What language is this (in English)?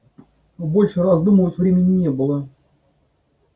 Russian